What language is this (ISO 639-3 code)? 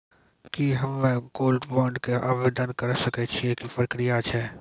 mai